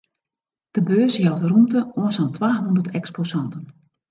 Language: Western Frisian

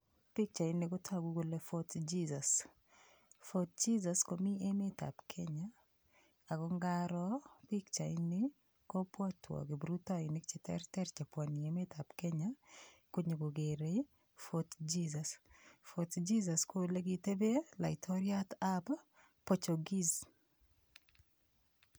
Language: Kalenjin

